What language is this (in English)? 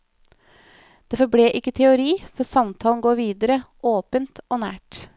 Norwegian